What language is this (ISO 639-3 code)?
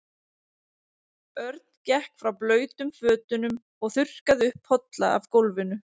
isl